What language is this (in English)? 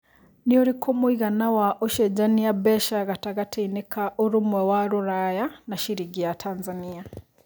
Kikuyu